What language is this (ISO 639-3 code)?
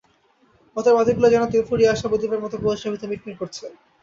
ben